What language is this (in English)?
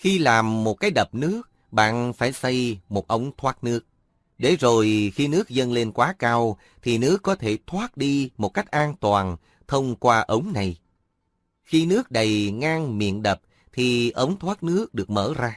Vietnamese